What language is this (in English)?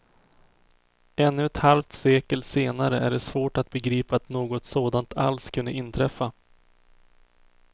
Swedish